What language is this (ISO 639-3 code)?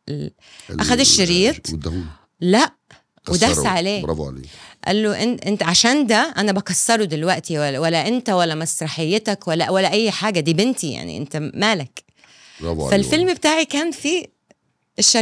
ara